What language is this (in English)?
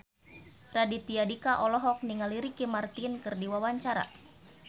Sundanese